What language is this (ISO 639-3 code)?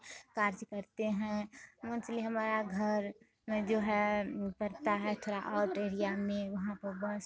hin